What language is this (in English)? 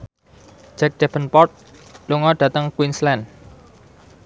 Javanese